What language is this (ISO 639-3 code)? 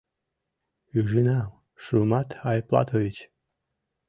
chm